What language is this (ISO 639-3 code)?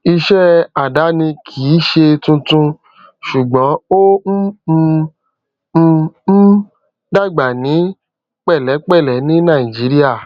yor